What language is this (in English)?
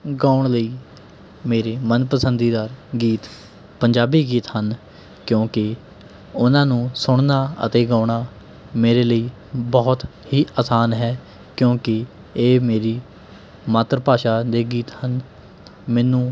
Punjabi